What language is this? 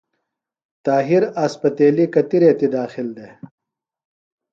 Phalura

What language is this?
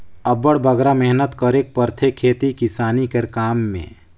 Chhattisgarhi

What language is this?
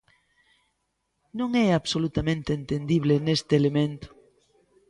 Galician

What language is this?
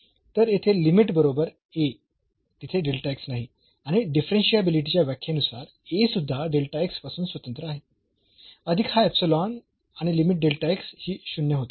Marathi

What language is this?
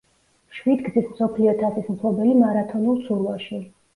Georgian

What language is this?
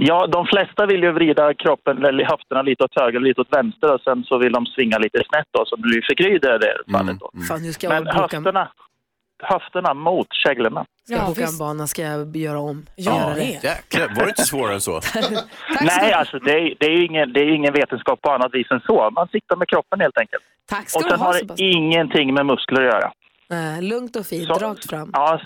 Swedish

